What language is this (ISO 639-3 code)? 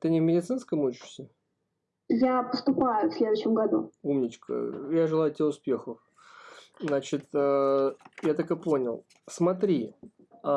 rus